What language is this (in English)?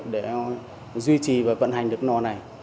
Vietnamese